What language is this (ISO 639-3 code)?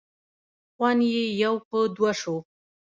pus